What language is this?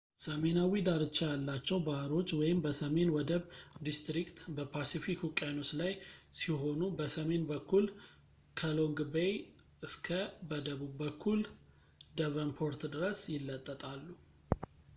Amharic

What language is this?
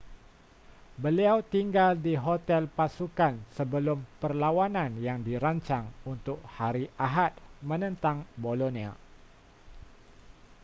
Malay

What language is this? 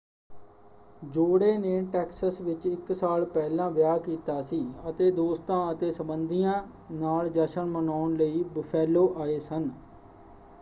Punjabi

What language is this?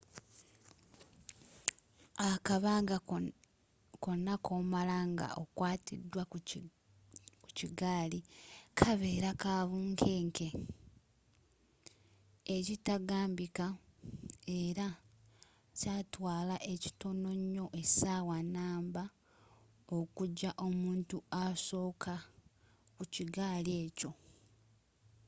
Ganda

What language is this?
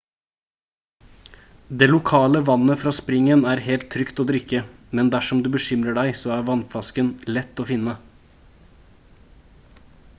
Norwegian Bokmål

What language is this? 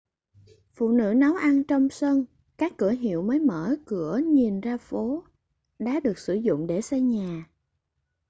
Vietnamese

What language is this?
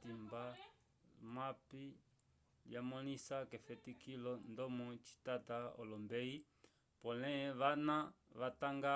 Umbundu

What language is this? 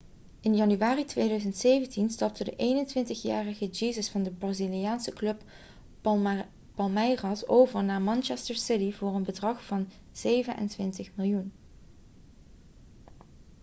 Dutch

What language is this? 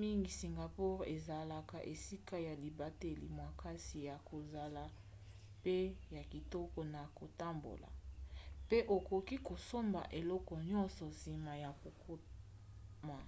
Lingala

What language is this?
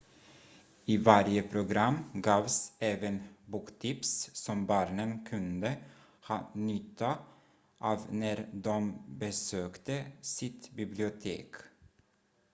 Swedish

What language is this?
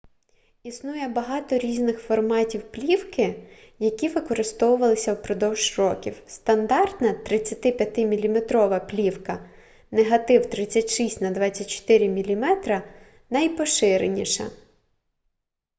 Ukrainian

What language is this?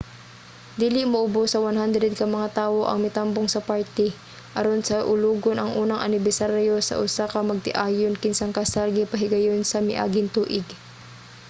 Cebuano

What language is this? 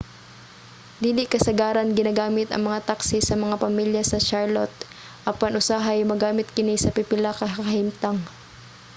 Cebuano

